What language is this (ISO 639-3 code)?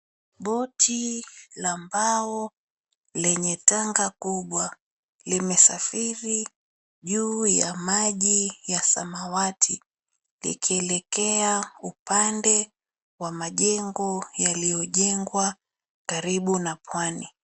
swa